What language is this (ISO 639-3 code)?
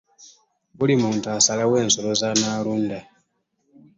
lug